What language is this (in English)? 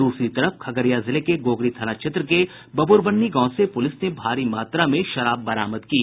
Hindi